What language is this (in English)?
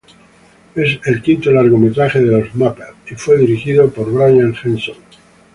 Spanish